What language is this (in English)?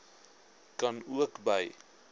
Afrikaans